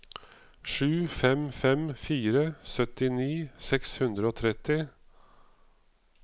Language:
Norwegian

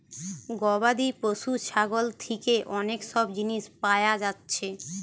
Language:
Bangla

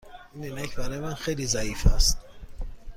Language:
Persian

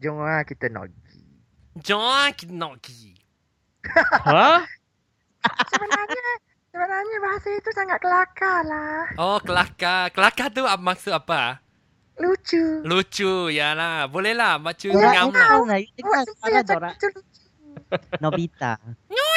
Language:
Malay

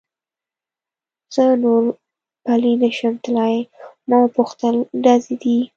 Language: Pashto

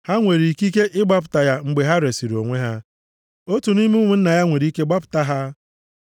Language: Igbo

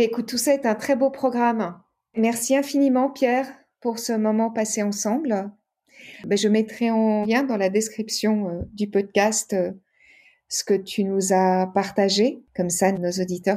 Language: French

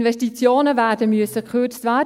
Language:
Swiss German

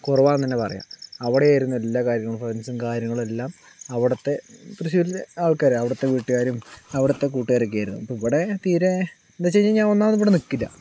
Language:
Malayalam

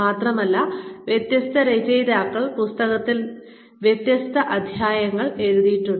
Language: Malayalam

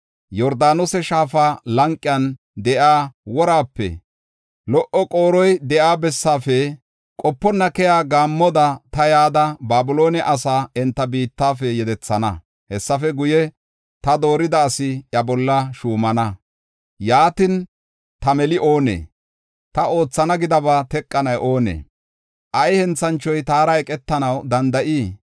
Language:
Gofa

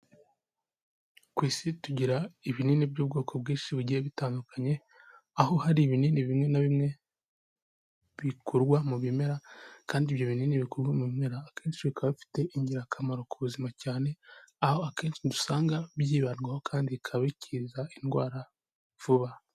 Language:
Kinyarwanda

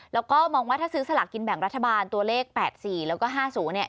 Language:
Thai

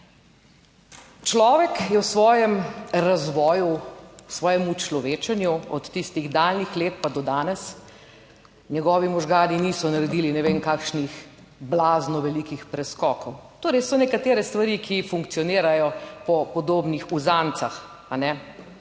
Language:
Slovenian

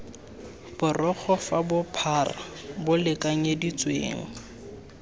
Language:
Tswana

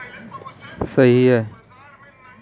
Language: Hindi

